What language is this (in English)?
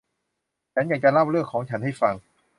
Thai